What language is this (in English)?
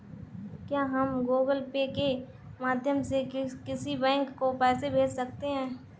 Hindi